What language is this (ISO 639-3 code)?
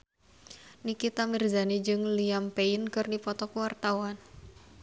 sun